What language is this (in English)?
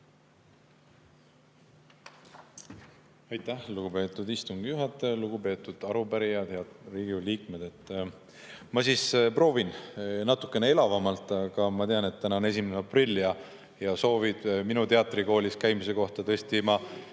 Estonian